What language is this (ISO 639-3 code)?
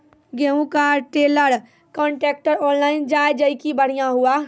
mai